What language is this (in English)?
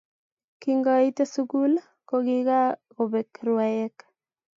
Kalenjin